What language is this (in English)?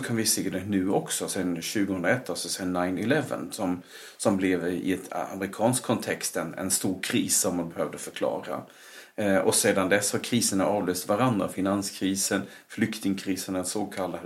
Swedish